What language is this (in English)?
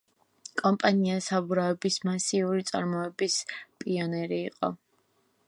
Georgian